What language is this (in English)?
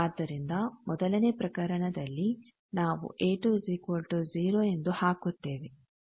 Kannada